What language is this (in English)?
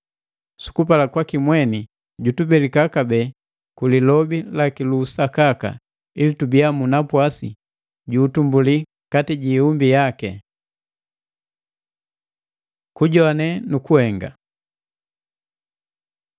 Matengo